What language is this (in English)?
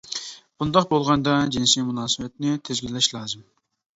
Uyghur